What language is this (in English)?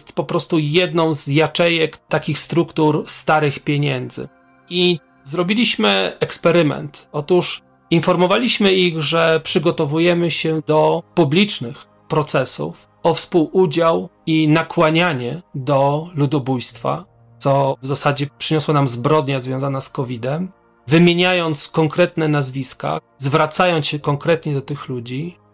Polish